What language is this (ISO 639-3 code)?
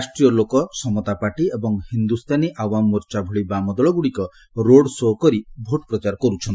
ori